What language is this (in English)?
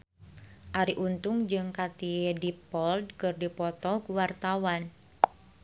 Sundanese